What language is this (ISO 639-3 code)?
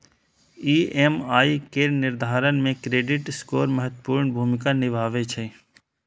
mai